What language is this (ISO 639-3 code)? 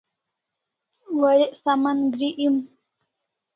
kls